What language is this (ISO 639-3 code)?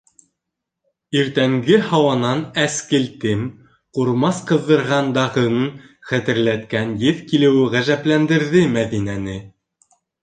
bak